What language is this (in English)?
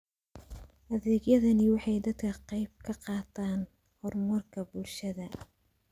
Somali